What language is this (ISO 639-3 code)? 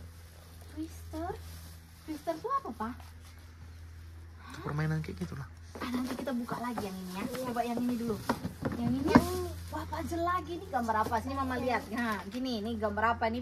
ind